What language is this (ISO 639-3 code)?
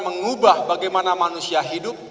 ind